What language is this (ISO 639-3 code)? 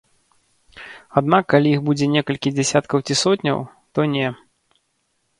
bel